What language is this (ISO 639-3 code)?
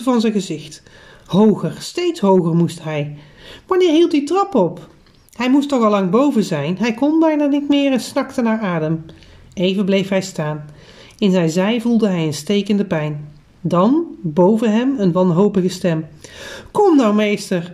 nld